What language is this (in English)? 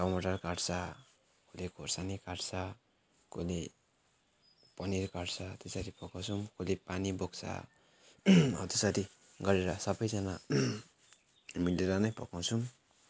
Nepali